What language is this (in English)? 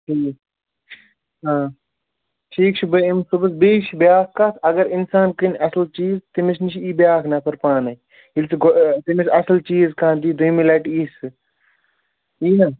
Kashmiri